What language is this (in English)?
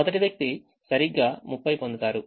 Telugu